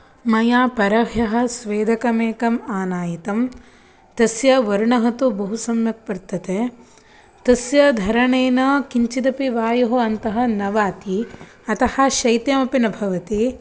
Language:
Sanskrit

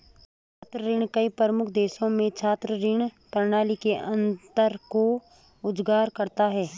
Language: Hindi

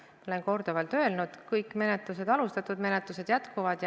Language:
Estonian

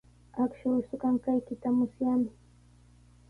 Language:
Sihuas Ancash Quechua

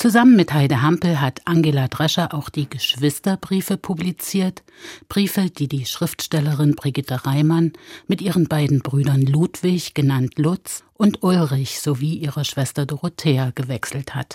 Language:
German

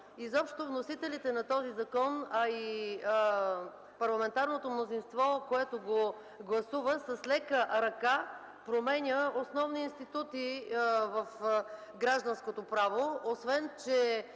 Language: Bulgarian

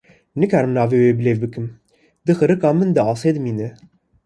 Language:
Kurdish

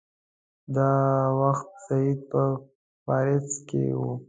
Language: Pashto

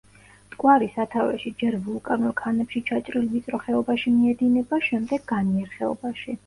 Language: Georgian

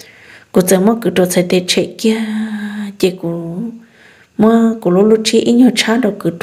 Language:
Vietnamese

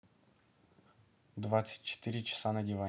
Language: Russian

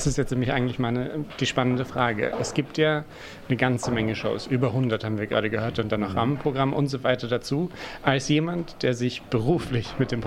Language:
German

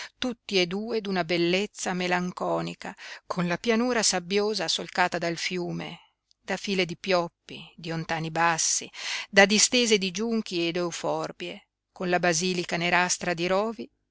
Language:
Italian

